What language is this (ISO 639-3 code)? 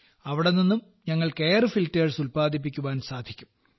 mal